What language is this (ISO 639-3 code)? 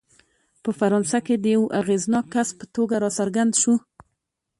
pus